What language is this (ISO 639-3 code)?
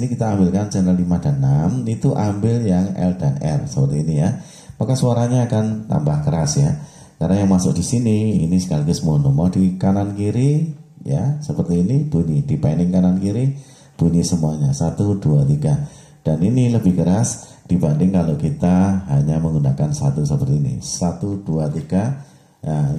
ind